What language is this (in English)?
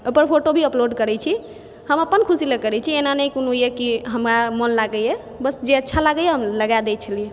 Maithili